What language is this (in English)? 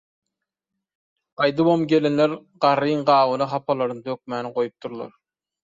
Turkmen